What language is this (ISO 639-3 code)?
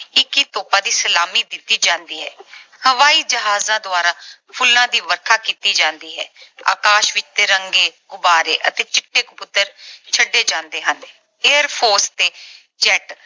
pan